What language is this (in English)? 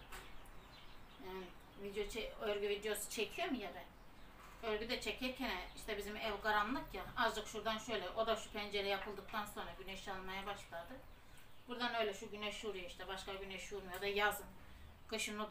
Turkish